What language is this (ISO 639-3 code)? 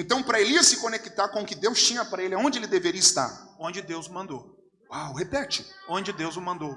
por